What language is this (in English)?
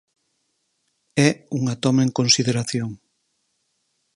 Galician